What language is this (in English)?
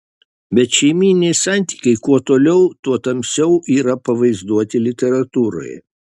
Lithuanian